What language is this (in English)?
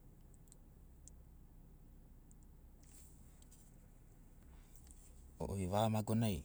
Sinaugoro